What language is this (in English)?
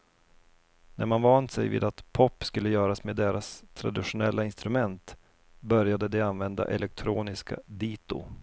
Swedish